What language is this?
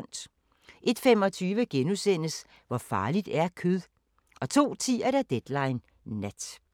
Danish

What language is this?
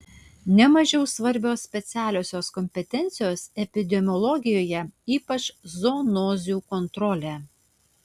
Lithuanian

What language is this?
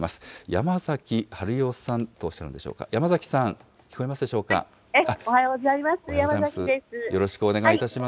Japanese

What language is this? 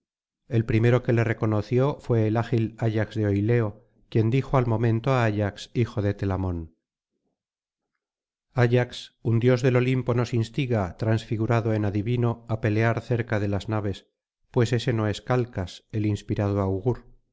Spanish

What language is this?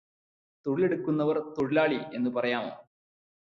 Malayalam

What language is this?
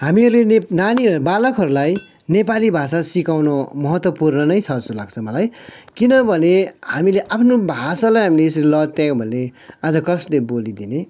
Nepali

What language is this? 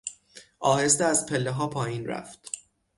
Persian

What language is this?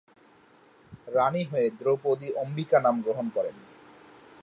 Bangla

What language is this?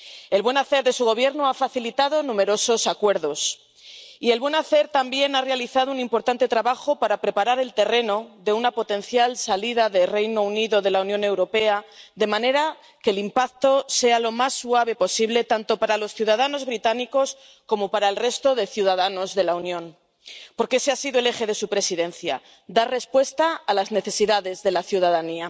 Spanish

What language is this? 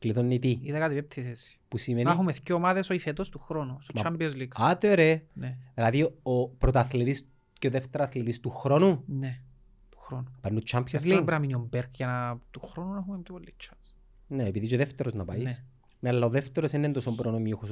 Greek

